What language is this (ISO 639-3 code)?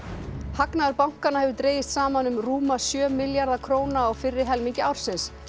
isl